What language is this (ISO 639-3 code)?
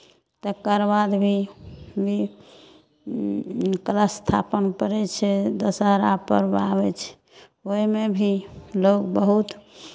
mai